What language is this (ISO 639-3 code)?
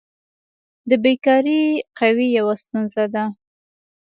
pus